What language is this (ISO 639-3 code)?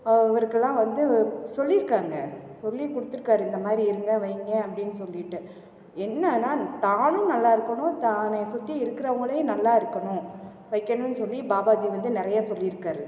tam